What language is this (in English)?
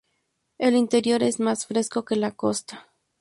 Spanish